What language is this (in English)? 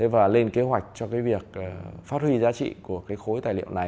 Vietnamese